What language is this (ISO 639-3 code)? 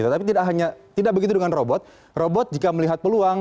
ind